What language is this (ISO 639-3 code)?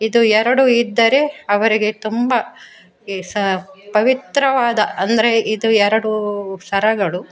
kan